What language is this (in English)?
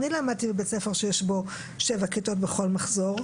Hebrew